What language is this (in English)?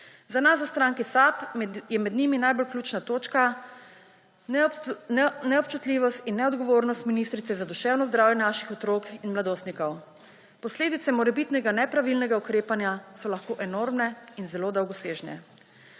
Slovenian